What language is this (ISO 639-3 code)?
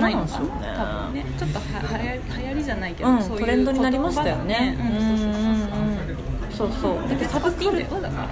jpn